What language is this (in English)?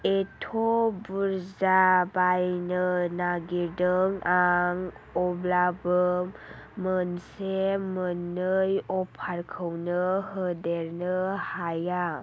Bodo